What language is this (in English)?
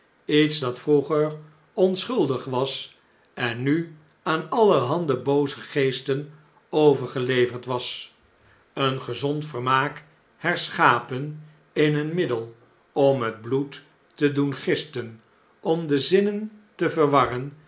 Dutch